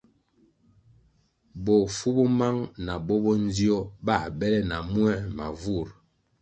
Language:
Kwasio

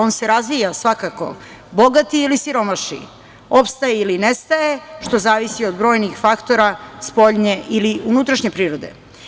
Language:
Serbian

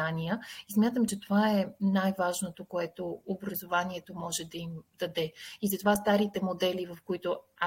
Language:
Bulgarian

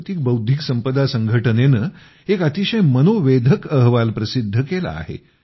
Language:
Marathi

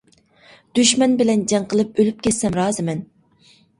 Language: Uyghur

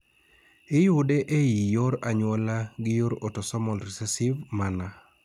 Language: Luo (Kenya and Tanzania)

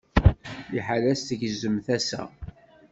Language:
Kabyle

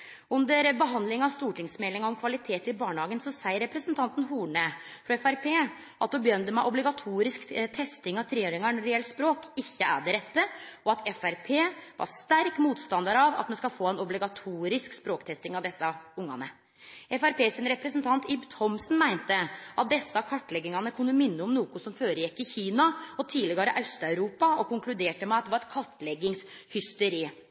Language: Norwegian Nynorsk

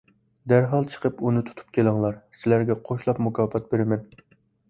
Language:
Uyghur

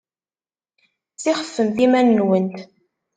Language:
Kabyle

